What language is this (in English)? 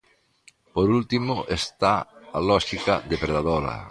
Galician